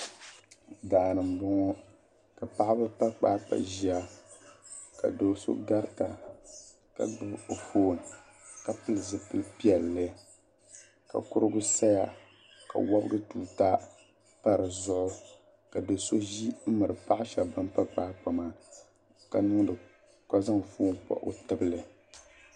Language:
Dagbani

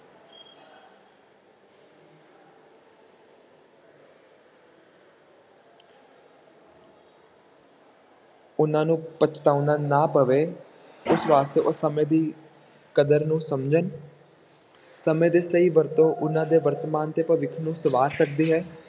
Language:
Punjabi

